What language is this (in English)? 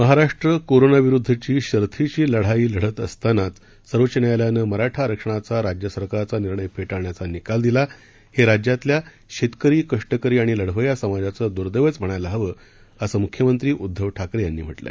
Marathi